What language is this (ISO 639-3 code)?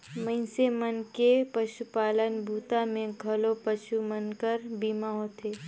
hne